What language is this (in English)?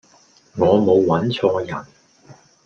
Cantonese